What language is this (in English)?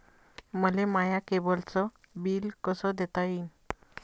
Marathi